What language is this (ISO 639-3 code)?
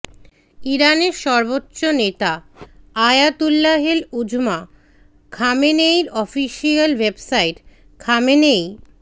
ben